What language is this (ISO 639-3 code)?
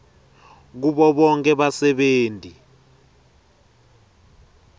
ssw